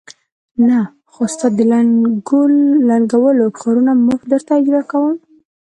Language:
Pashto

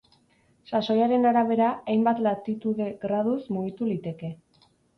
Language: Basque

